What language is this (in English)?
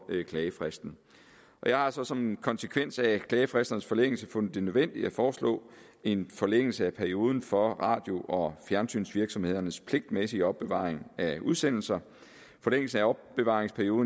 Danish